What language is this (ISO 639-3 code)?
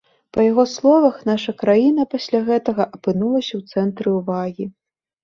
bel